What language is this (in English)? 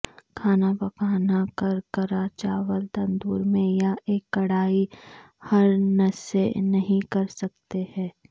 Urdu